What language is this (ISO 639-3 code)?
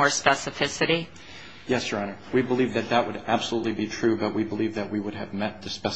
eng